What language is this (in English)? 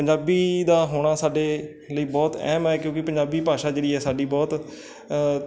Punjabi